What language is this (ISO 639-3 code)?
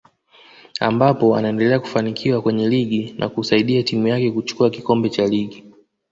swa